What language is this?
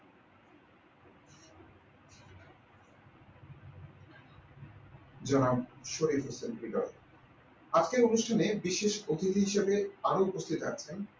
Bangla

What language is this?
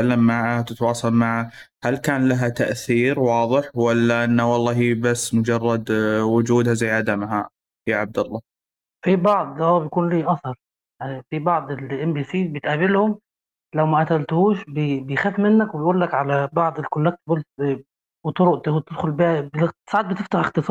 Arabic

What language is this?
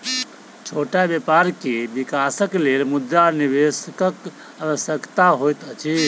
Maithili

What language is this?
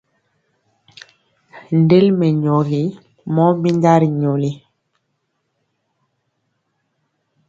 Mpiemo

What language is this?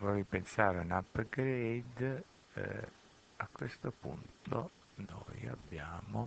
Italian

